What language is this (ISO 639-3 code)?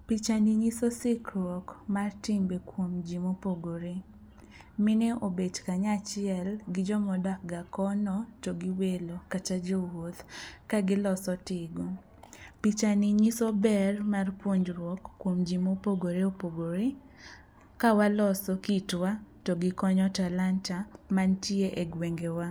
luo